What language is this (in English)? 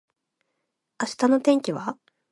Japanese